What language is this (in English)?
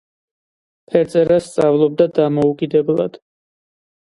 Georgian